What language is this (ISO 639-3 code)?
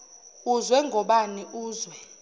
zul